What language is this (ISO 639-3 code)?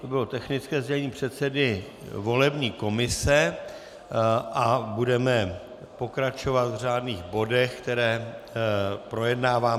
ces